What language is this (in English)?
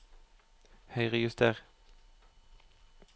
Norwegian